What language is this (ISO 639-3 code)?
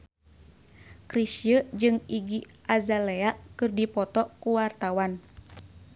sun